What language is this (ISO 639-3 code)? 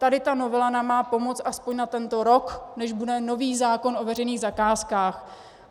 ces